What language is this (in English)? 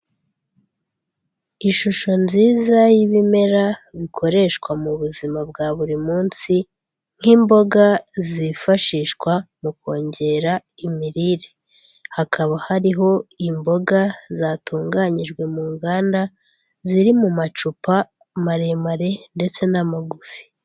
Kinyarwanda